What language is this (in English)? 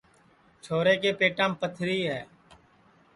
Sansi